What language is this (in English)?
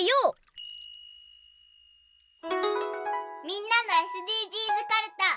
Japanese